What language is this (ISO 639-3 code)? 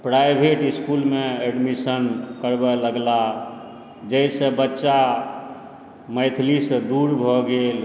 mai